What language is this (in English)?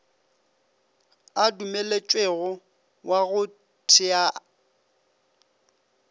Northern Sotho